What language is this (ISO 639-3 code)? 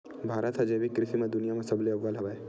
hne